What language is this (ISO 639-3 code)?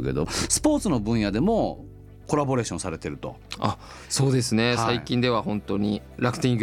jpn